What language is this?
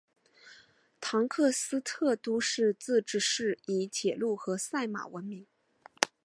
Chinese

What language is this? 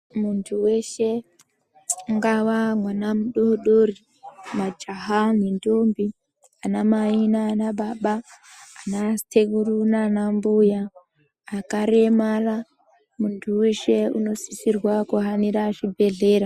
Ndau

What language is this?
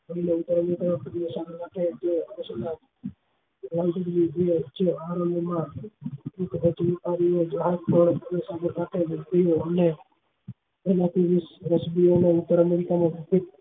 Gujarati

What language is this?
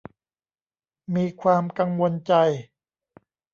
Thai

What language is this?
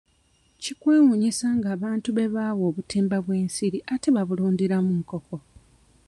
Ganda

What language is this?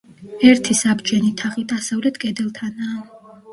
Georgian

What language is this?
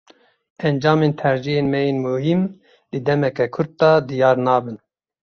Kurdish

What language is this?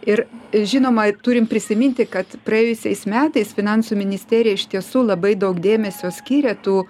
Lithuanian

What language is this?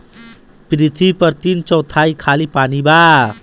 Bhojpuri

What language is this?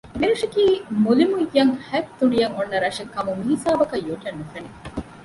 Divehi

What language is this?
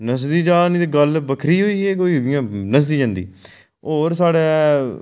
Dogri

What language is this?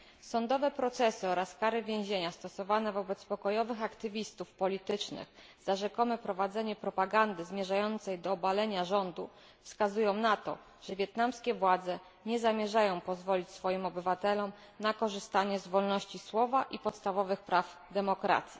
Polish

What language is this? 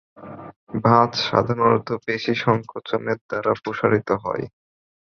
Bangla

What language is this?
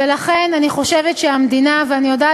Hebrew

